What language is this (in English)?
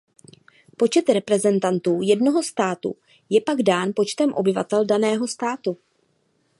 Czech